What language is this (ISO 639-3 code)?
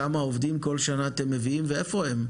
heb